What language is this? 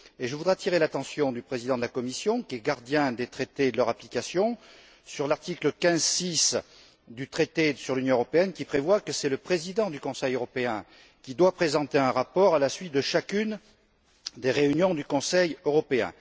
French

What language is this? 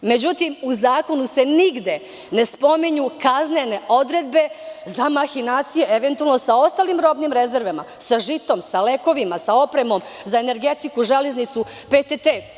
Serbian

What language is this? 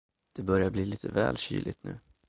Swedish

